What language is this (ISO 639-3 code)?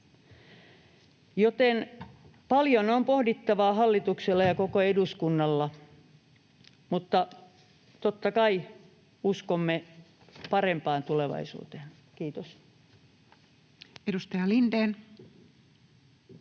fin